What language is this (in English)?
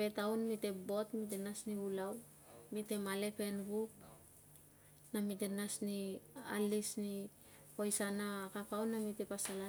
Tungag